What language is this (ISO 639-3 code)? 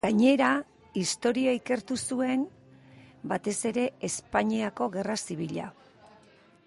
eus